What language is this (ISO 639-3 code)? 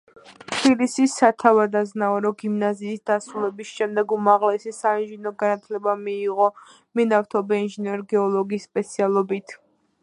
kat